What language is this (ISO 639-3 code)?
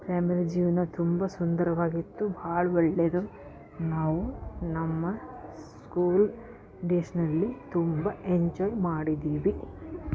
kan